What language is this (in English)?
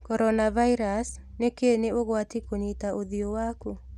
Kikuyu